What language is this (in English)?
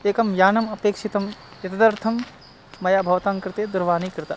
Sanskrit